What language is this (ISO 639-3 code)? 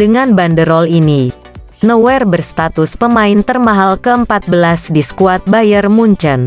ind